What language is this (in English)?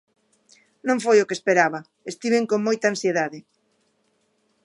Galician